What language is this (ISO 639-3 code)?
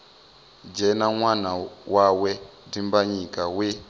ven